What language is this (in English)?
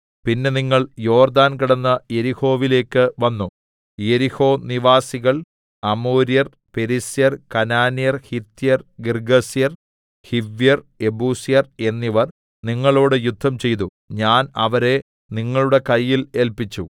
Malayalam